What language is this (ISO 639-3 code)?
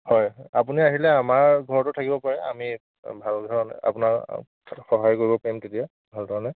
asm